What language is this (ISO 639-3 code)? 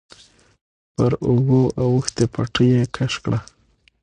pus